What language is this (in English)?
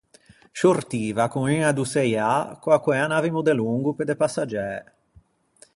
Ligurian